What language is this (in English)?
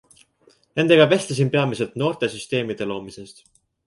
Estonian